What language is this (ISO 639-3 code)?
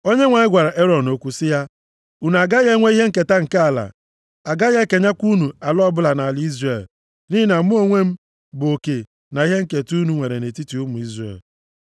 ibo